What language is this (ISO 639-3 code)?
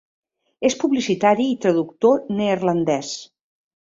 cat